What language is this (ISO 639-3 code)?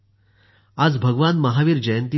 mar